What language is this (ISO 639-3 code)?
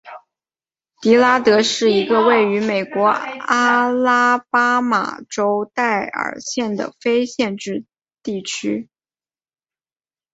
zho